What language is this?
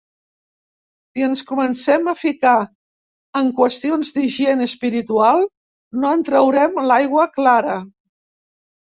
Catalan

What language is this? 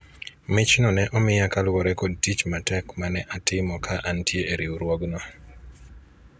Luo (Kenya and Tanzania)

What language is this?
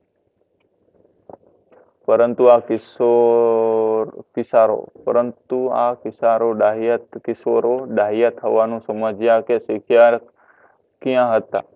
Gujarati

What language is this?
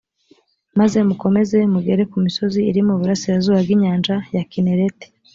Kinyarwanda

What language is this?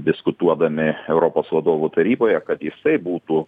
Lithuanian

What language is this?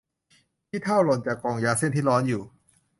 Thai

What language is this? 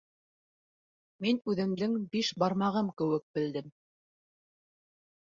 Bashkir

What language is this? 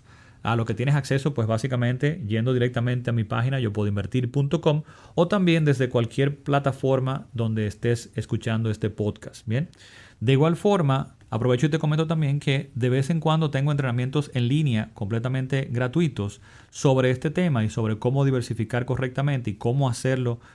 Spanish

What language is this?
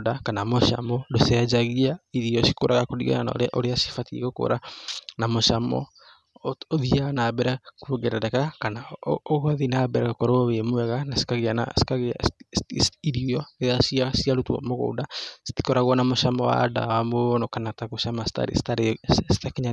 Kikuyu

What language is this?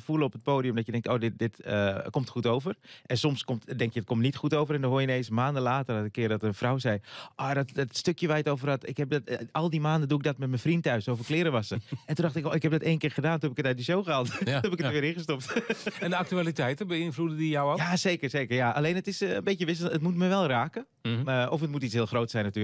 Dutch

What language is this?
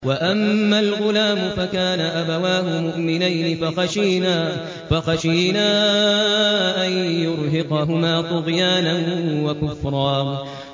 Arabic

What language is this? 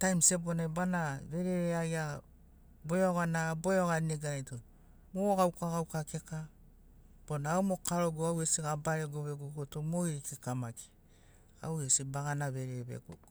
Sinaugoro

